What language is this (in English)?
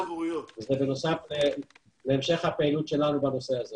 Hebrew